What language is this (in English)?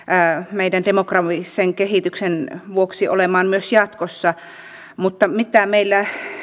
Finnish